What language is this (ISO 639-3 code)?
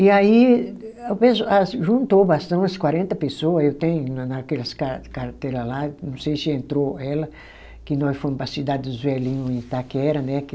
por